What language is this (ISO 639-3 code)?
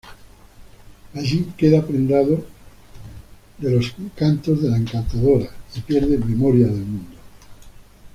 spa